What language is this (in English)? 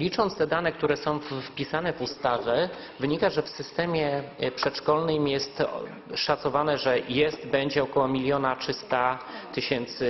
Polish